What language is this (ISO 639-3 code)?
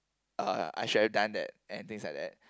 eng